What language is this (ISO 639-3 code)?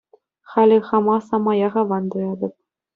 chv